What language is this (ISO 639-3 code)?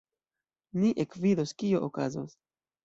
epo